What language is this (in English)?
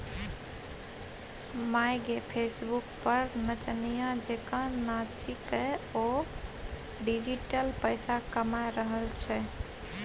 Maithili